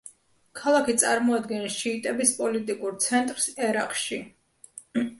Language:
Georgian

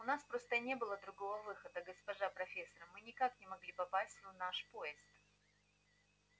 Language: Russian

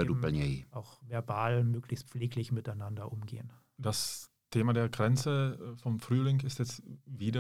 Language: Czech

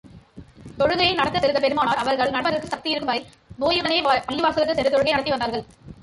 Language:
Tamil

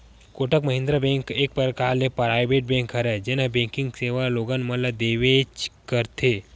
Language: Chhattisgarhi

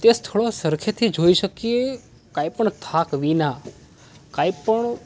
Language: Gujarati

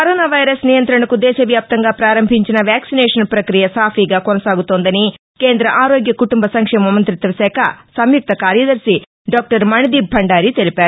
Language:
Telugu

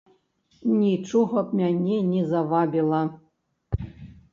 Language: Belarusian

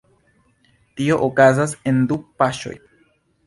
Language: Esperanto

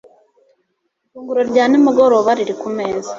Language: Kinyarwanda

